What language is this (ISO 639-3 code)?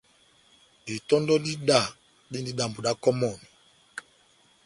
bnm